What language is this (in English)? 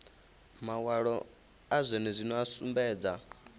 Venda